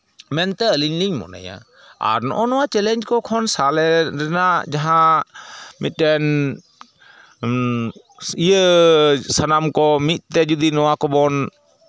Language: Santali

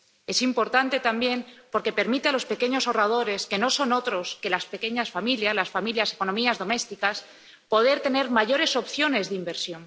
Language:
Spanish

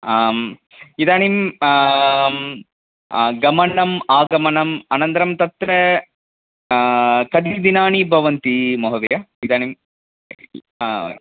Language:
Sanskrit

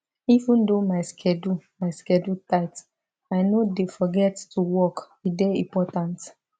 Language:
Nigerian Pidgin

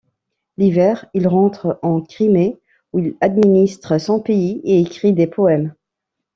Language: French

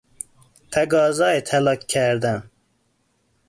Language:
Persian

